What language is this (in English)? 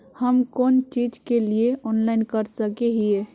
Magahi